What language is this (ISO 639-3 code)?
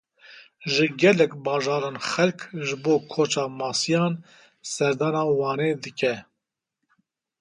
kur